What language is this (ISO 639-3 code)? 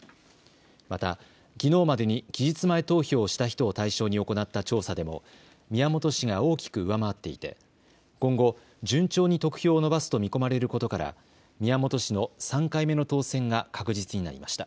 jpn